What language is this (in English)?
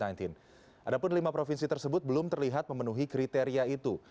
Indonesian